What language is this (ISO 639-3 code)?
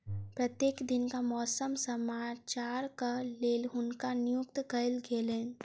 mai